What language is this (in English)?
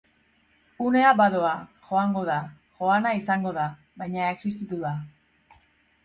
Basque